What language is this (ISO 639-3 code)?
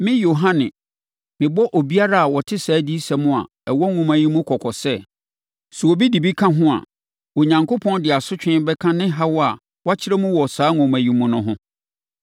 aka